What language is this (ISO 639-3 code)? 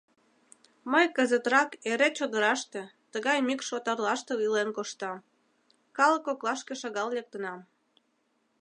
chm